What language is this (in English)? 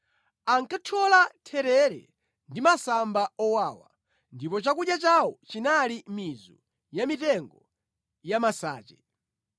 Nyanja